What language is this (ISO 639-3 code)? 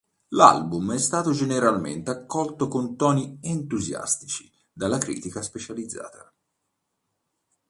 ita